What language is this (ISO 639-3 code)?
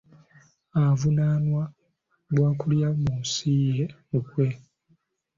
lug